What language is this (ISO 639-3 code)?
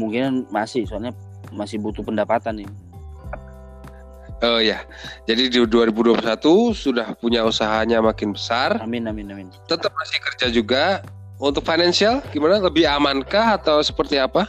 ind